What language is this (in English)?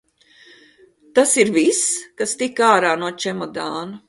Latvian